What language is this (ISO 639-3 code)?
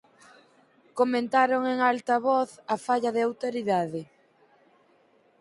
glg